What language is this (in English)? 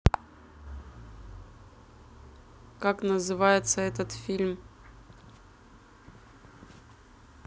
Russian